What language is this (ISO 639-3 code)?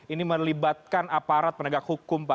ind